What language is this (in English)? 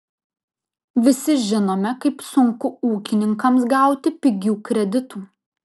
Lithuanian